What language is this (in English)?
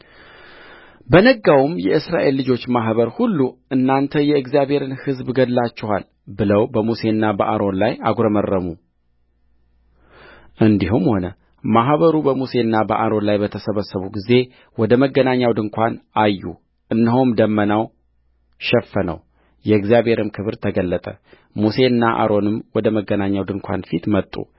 Amharic